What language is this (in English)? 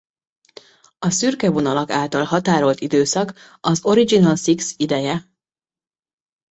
Hungarian